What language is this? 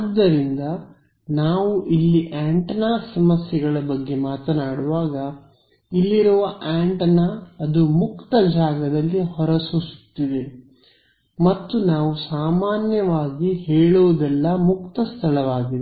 Kannada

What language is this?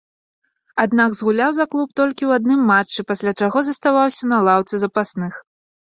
Belarusian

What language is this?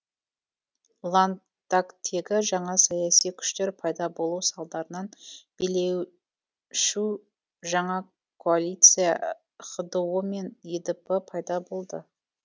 Kazakh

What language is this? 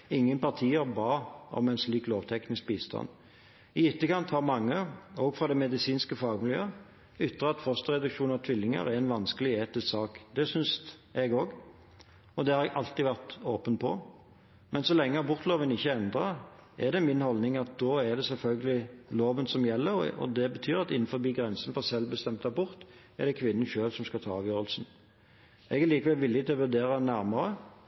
Norwegian Bokmål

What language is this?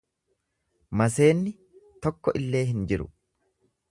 Oromo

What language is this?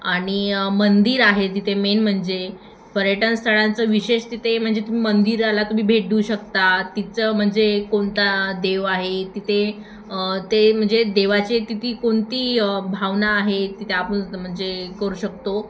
Marathi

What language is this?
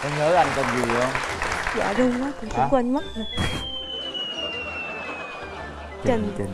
Vietnamese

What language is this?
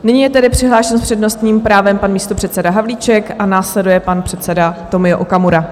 Czech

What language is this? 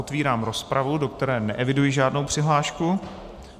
Czech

